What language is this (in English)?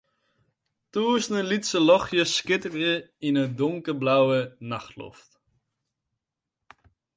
Western Frisian